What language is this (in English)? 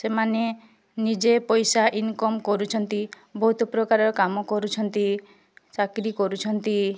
Odia